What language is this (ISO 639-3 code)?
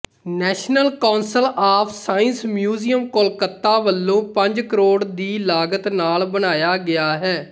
pan